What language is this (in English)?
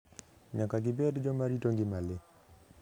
Luo (Kenya and Tanzania)